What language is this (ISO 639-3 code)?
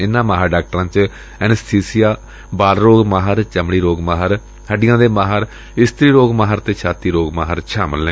pan